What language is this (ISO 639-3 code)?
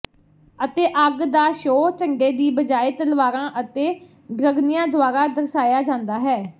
pan